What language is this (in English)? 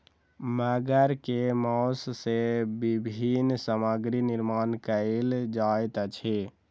Maithili